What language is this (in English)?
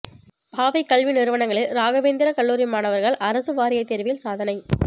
Tamil